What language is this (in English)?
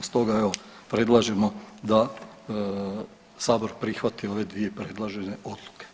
Croatian